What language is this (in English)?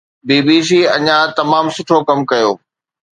Sindhi